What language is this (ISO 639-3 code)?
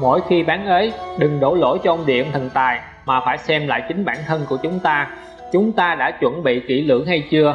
vie